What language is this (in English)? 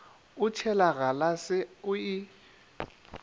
Northern Sotho